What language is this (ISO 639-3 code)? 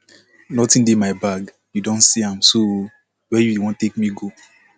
pcm